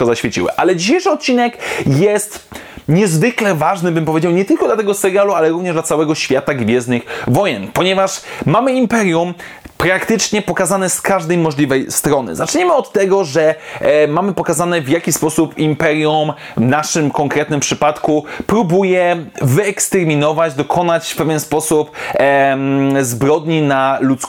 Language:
Polish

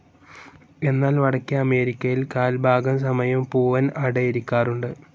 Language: Malayalam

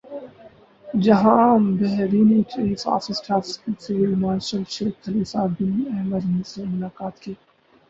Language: Urdu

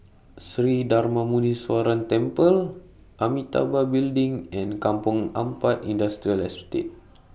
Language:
English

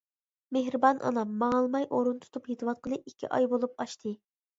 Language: Uyghur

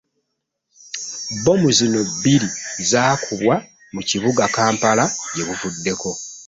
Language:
Ganda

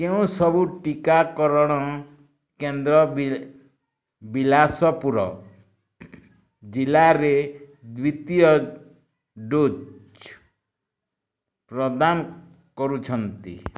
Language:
Odia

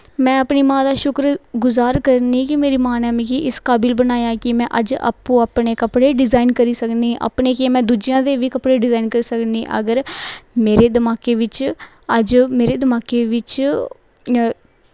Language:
Dogri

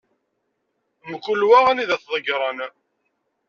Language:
Kabyle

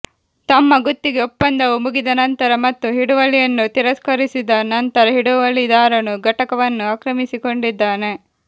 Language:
Kannada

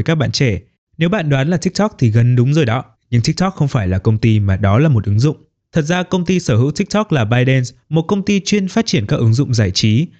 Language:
Vietnamese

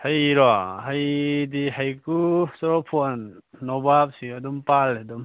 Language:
Manipuri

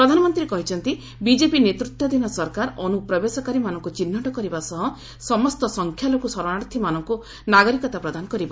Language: Odia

